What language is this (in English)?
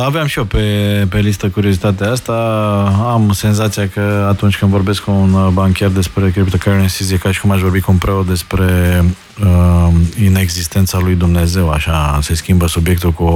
Romanian